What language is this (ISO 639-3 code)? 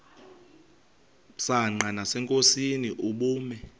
xho